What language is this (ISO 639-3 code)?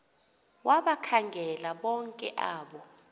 xho